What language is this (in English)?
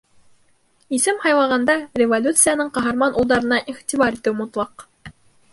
Bashkir